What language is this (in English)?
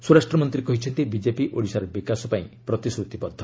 Odia